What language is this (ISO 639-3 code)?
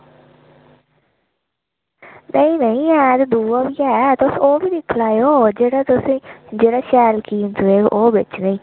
doi